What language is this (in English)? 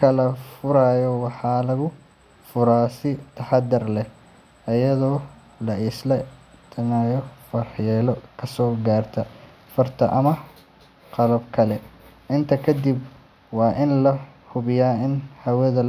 Somali